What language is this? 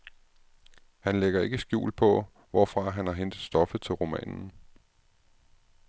Danish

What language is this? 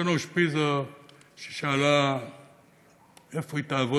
Hebrew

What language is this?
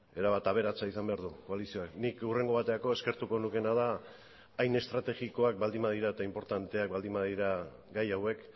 Basque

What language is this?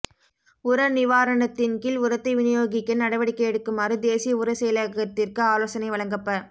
Tamil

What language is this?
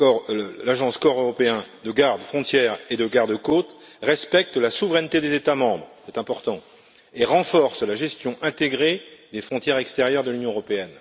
French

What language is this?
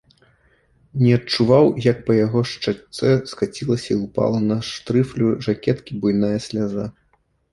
Belarusian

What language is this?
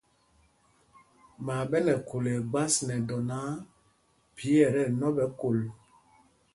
Mpumpong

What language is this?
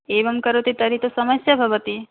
Sanskrit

